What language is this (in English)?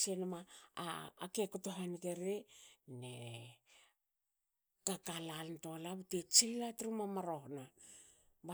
Hakö